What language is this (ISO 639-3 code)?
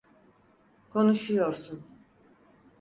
tur